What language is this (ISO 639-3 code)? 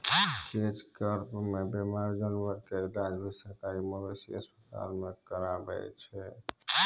mai